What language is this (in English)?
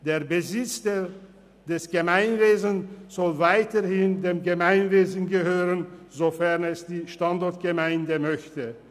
Swiss German